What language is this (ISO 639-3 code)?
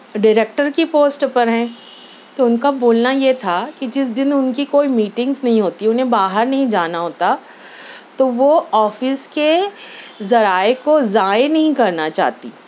urd